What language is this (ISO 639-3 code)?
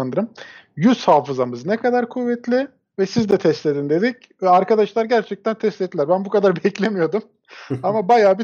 tur